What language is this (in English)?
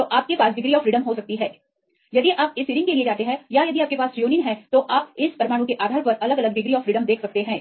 Hindi